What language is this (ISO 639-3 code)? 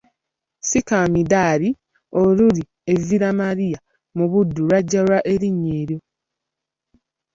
lug